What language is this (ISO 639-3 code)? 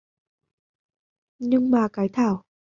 vie